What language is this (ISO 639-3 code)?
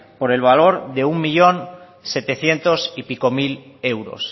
spa